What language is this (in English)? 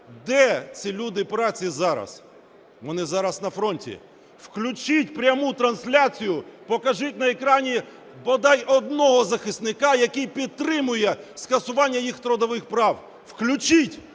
Ukrainian